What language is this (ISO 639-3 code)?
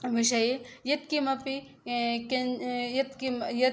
san